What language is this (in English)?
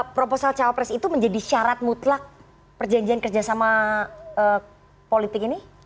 Indonesian